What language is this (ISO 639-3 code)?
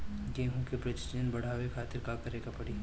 bho